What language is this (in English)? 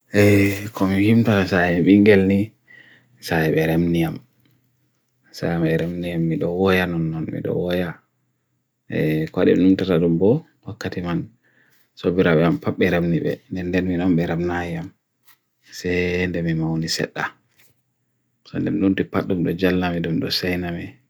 Bagirmi Fulfulde